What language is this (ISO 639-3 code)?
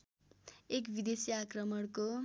nep